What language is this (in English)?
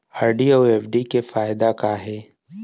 Chhattisgarhi